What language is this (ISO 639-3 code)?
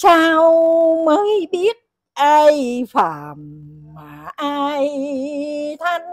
vie